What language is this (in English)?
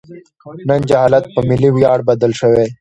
Pashto